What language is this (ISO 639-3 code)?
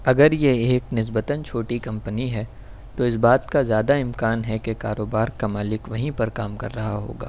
urd